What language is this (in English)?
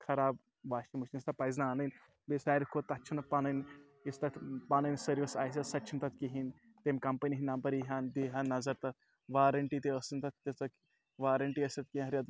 Kashmiri